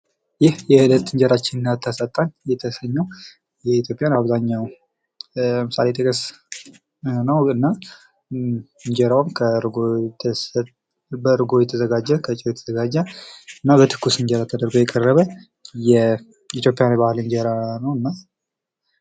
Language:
Amharic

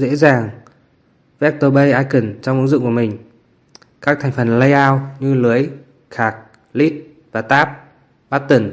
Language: Vietnamese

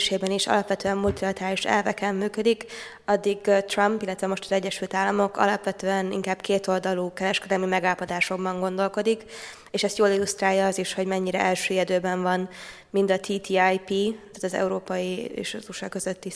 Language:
Hungarian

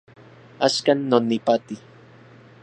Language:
Central Puebla Nahuatl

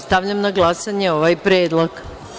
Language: Serbian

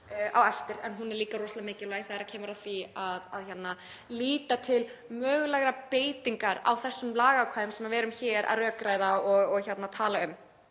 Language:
Icelandic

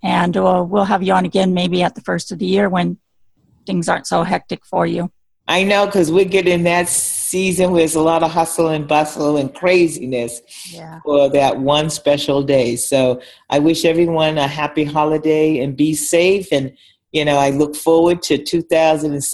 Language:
English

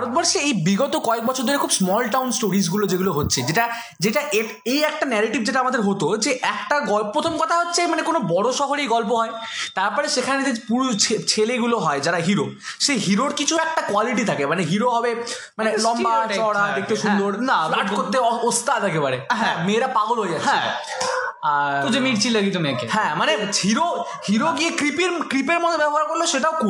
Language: Bangla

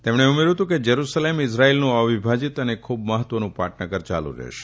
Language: Gujarati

